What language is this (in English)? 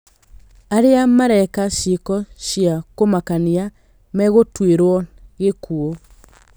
Kikuyu